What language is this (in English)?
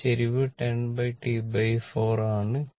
Malayalam